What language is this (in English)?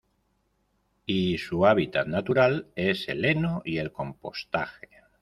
Spanish